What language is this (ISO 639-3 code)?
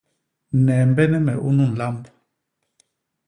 bas